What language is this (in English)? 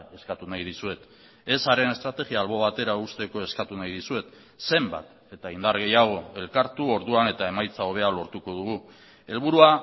Basque